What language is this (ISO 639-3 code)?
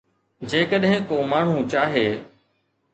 snd